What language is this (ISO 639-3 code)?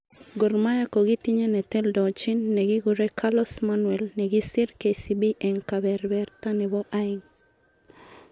kln